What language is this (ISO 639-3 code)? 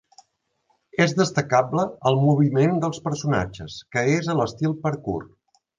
cat